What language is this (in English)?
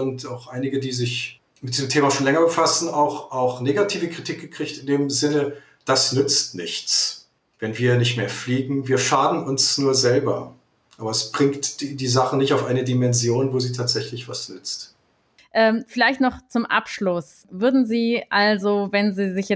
German